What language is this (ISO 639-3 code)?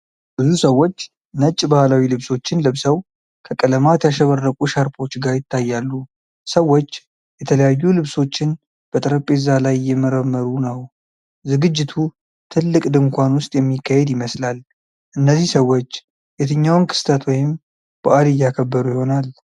amh